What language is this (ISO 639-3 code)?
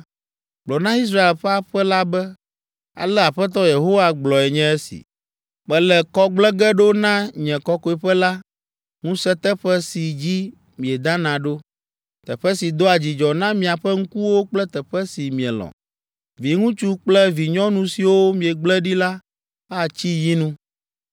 ewe